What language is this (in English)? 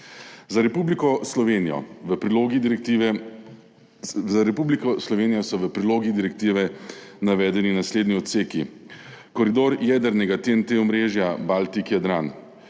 Slovenian